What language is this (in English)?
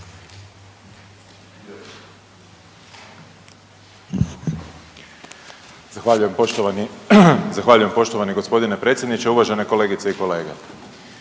Croatian